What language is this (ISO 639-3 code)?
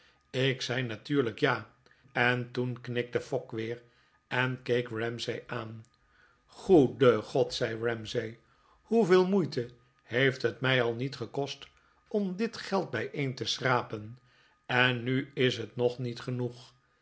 nld